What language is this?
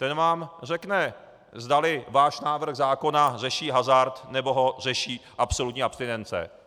Czech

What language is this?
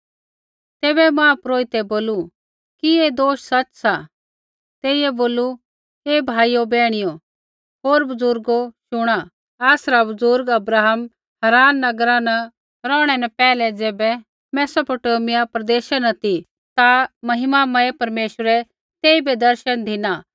Kullu Pahari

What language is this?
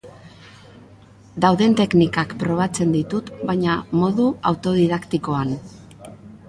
Basque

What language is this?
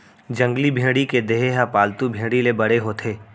Chhattisgarhi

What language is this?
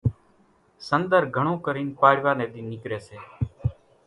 Kachi Koli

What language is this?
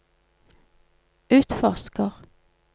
Norwegian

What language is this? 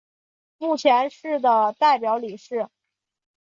Chinese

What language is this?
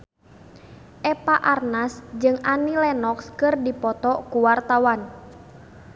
Sundanese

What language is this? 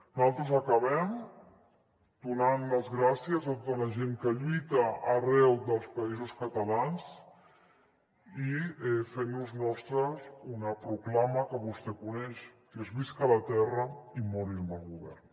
Catalan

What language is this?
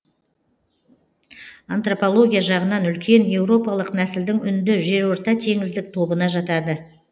Kazakh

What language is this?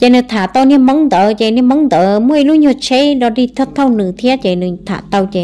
Vietnamese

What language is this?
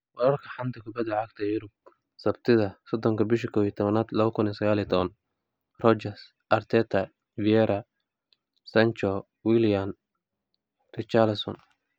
Somali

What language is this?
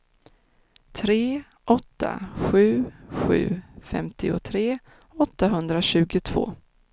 Swedish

